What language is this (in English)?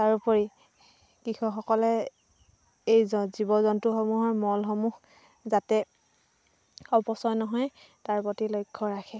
Assamese